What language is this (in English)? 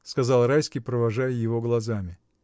Russian